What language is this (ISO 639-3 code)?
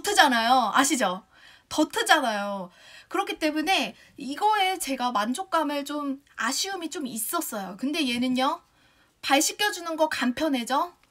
kor